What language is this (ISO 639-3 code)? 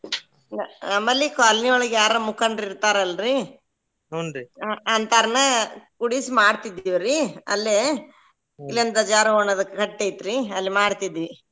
kan